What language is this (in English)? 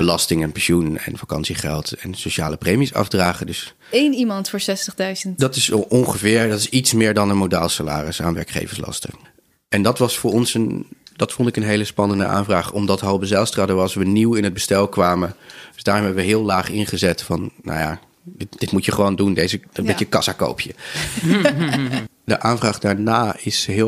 Dutch